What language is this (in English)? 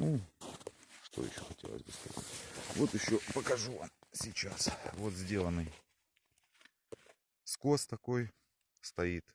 Russian